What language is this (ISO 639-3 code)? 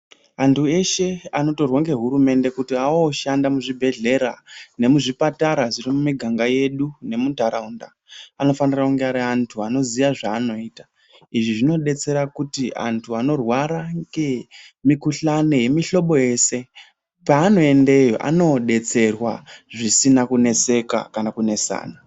ndc